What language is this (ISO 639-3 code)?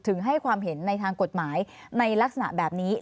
tha